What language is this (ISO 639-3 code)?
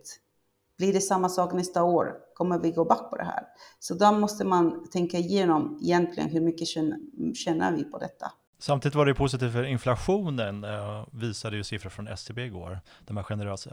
swe